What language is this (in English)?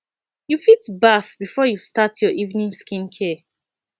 Nigerian Pidgin